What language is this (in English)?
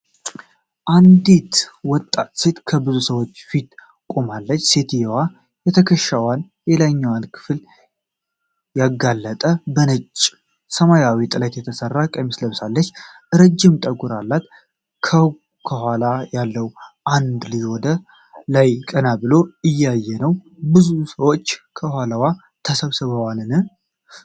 Amharic